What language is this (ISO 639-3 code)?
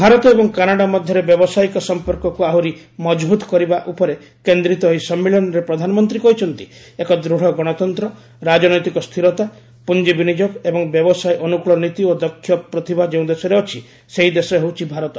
ori